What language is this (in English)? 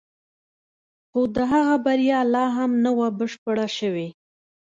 Pashto